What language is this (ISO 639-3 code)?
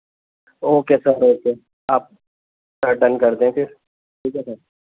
urd